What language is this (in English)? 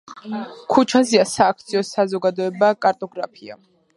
Georgian